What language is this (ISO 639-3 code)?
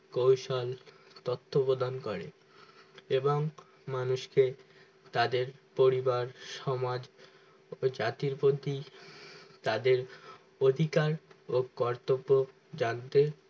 ben